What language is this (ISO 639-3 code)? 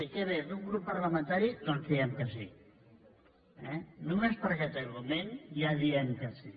cat